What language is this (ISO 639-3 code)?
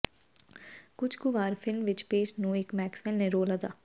pan